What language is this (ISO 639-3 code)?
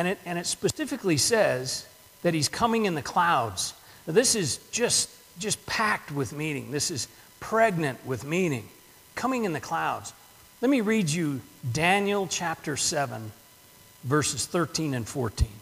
eng